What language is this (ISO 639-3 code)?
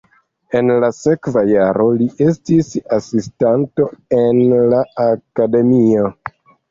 epo